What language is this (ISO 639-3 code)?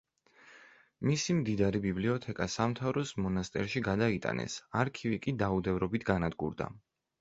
kat